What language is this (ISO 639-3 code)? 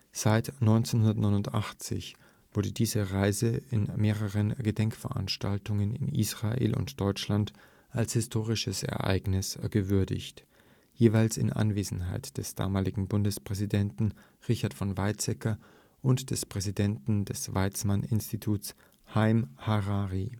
deu